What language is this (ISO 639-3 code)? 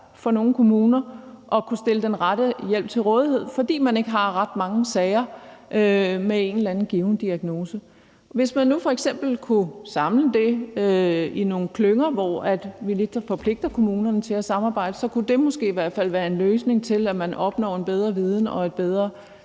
dan